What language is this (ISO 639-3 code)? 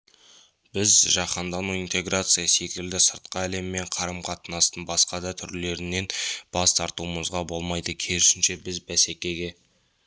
kaz